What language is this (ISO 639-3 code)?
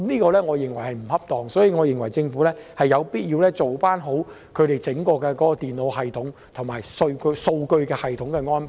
yue